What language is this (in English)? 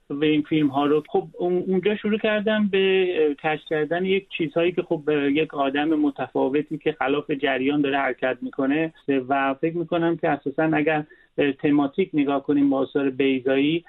Persian